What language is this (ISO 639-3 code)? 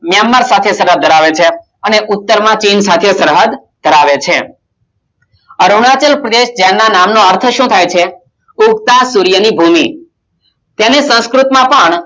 guj